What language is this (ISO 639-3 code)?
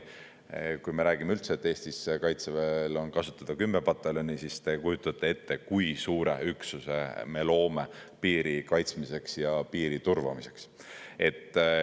est